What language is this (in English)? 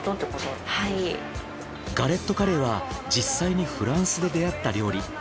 Japanese